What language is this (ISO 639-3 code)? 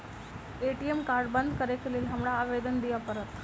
mai